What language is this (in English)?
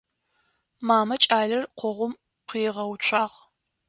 Adyghe